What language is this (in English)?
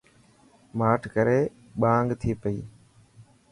Dhatki